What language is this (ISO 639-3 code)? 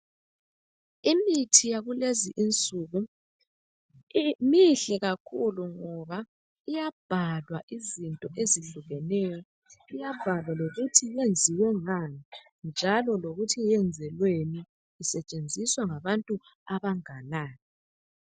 nde